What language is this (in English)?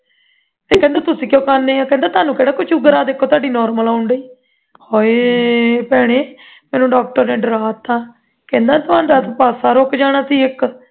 Punjabi